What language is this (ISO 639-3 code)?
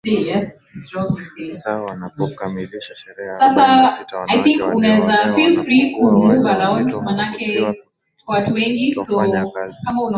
swa